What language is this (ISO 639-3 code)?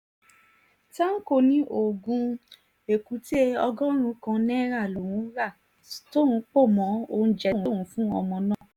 yor